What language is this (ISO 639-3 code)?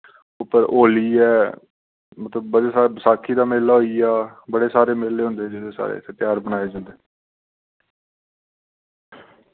doi